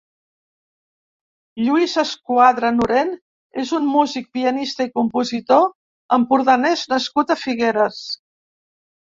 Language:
Catalan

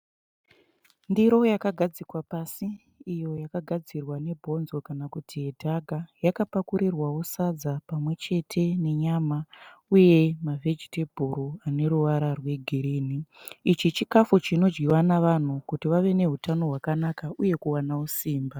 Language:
Shona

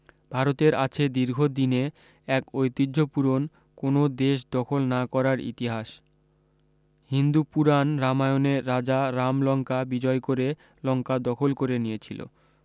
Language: Bangla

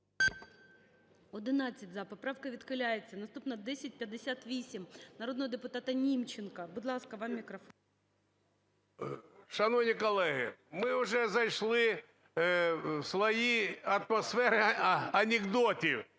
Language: Ukrainian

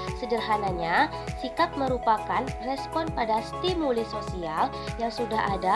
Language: Indonesian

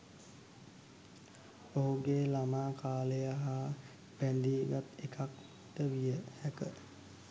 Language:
Sinhala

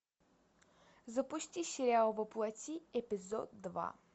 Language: Russian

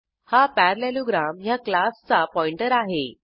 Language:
Marathi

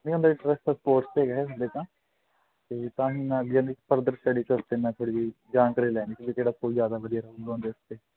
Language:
Punjabi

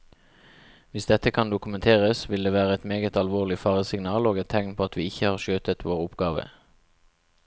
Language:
Norwegian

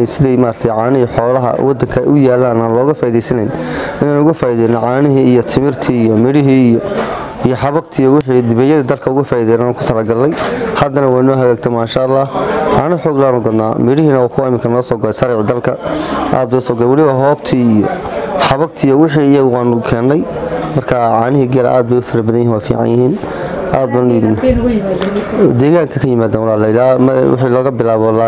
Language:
Arabic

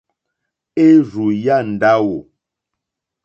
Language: Mokpwe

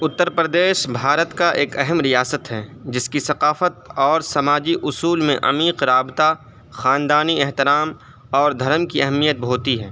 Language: Urdu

